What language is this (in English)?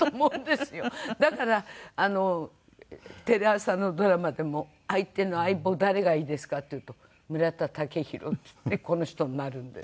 Japanese